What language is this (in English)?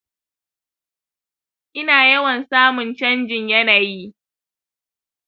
Hausa